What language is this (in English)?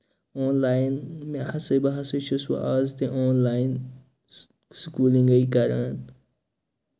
Kashmiri